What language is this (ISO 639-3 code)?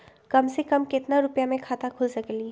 mag